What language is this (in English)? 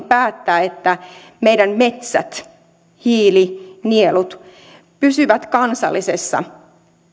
Finnish